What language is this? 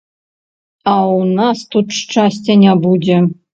Belarusian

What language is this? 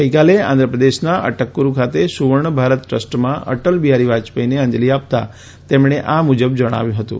Gujarati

